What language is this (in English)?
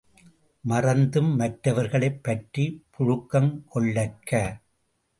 Tamil